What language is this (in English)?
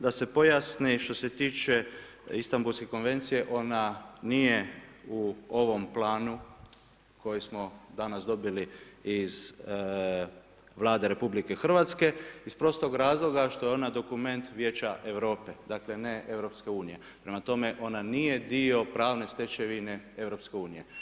Croatian